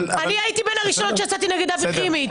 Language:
Hebrew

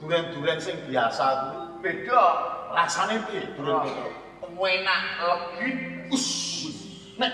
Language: Indonesian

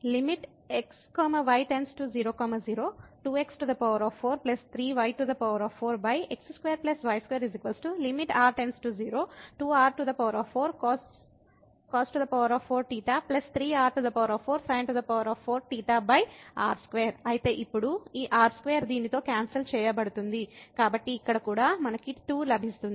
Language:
Telugu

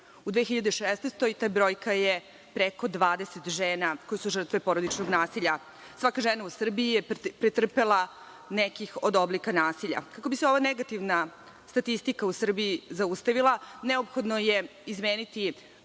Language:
Serbian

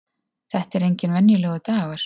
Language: Icelandic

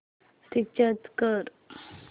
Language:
Marathi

